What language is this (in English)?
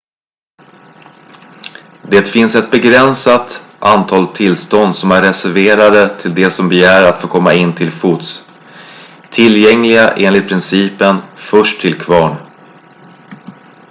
Swedish